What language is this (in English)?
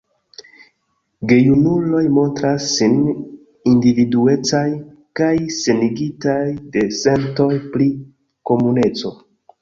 Esperanto